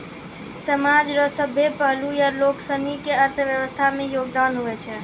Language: Maithili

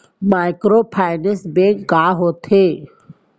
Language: Chhattisgarhi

